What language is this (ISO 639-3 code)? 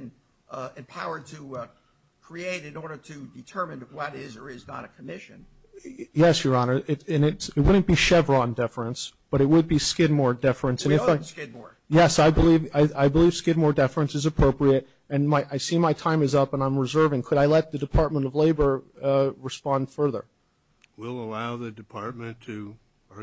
eng